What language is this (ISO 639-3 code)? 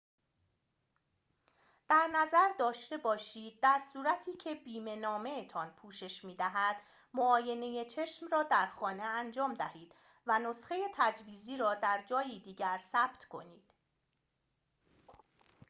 fas